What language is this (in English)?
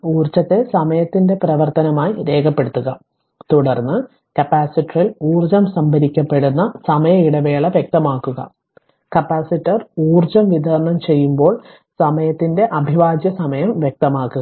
Malayalam